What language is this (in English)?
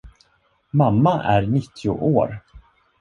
Swedish